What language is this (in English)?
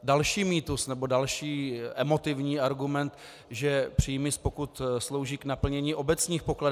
Czech